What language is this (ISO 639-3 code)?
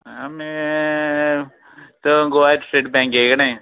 kok